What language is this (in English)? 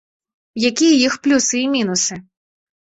Belarusian